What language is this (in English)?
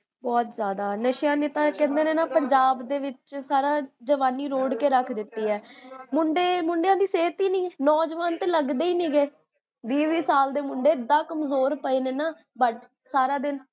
Punjabi